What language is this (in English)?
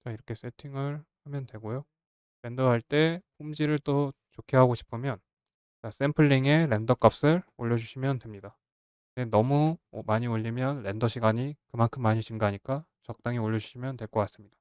Korean